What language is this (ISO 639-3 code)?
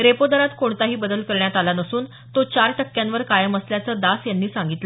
mar